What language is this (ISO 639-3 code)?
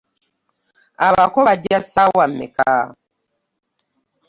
lug